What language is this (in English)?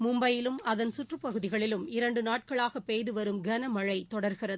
Tamil